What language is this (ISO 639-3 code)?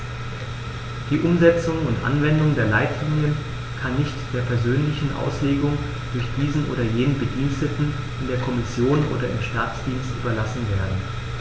deu